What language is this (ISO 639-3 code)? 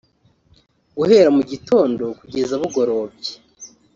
kin